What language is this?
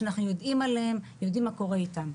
Hebrew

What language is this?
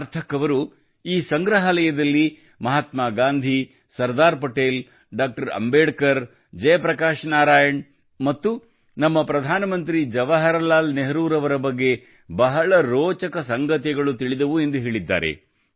Kannada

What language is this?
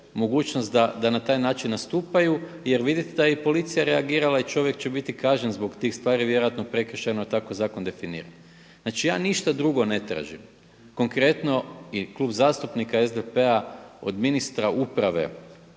Croatian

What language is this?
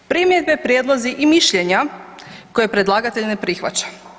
Croatian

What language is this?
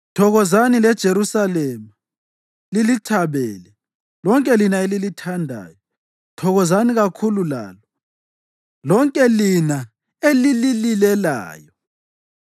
North Ndebele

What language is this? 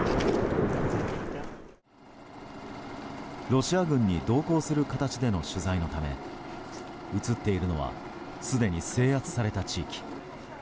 Japanese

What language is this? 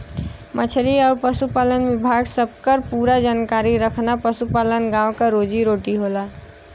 Bhojpuri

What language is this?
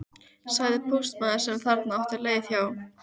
Icelandic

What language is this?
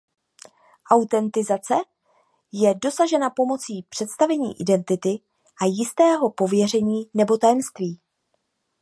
Czech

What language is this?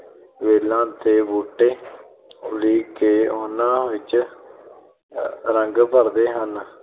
Punjabi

